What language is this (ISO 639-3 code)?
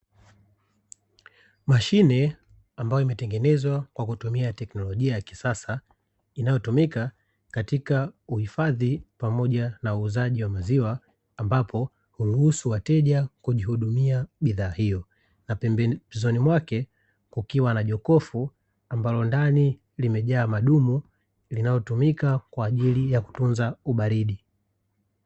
swa